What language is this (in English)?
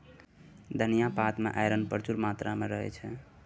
Maithili